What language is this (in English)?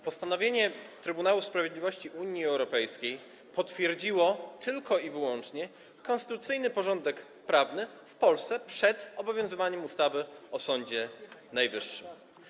Polish